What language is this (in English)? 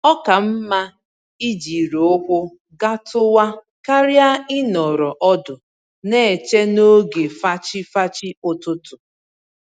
Igbo